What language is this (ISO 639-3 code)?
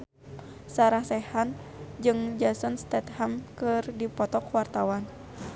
sun